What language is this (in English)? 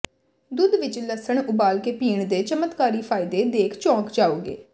Punjabi